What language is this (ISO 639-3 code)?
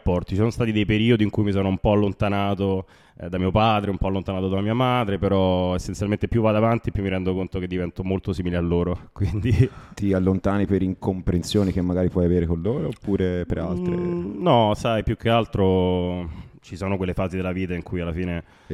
ita